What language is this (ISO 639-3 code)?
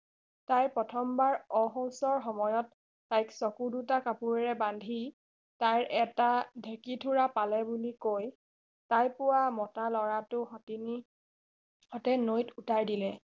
asm